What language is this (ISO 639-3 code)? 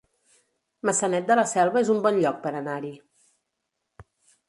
cat